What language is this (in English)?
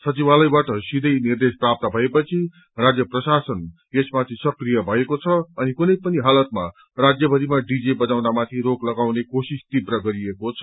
Nepali